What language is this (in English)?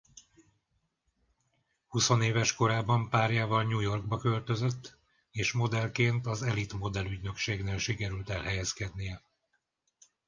Hungarian